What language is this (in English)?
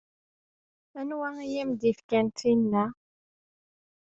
Kabyle